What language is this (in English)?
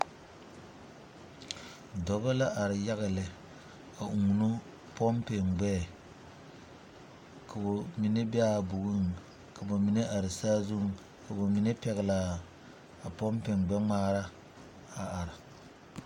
Southern Dagaare